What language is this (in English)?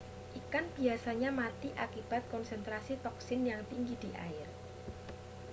Indonesian